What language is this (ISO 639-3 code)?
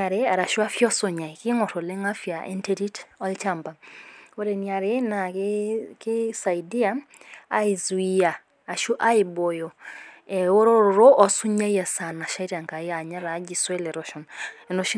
mas